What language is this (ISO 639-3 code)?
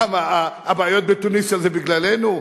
heb